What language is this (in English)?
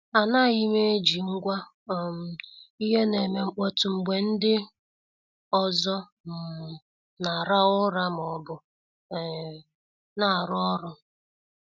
Igbo